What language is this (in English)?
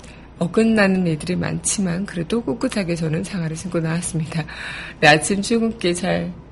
Korean